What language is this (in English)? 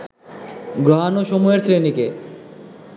Bangla